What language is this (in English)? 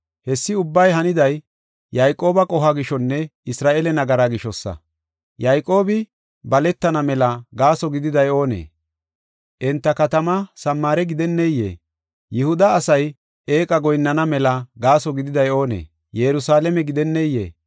Gofa